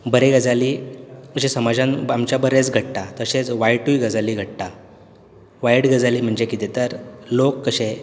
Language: Konkani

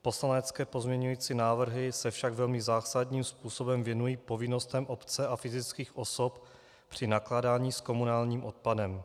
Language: Czech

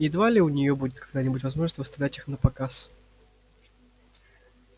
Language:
Russian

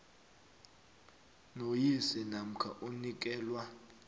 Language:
South Ndebele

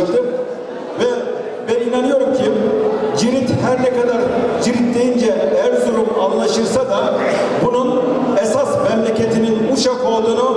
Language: Turkish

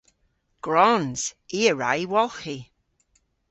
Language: Cornish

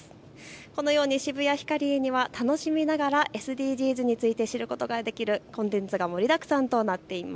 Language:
Japanese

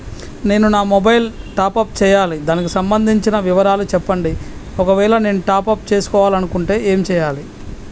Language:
Telugu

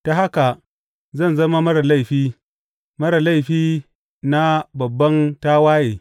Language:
Hausa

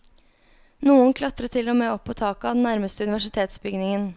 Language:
Norwegian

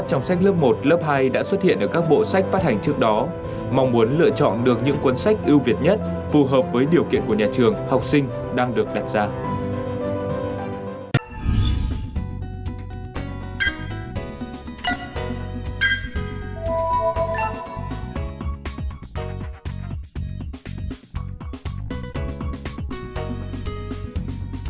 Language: Vietnamese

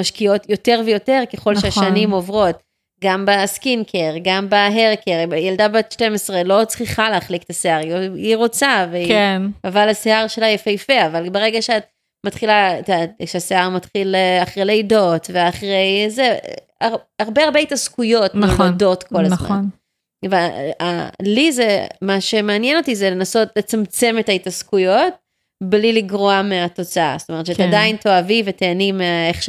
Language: Hebrew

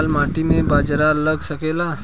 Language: Bhojpuri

